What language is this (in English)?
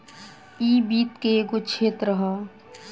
Bhojpuri